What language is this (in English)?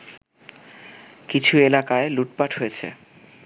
Bangla